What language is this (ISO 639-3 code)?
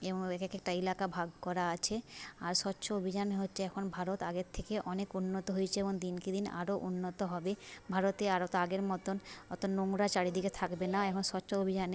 ben